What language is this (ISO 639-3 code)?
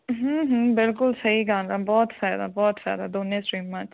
pan